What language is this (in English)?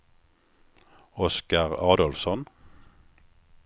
Swedish